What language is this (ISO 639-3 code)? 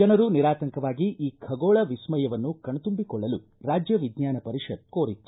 kan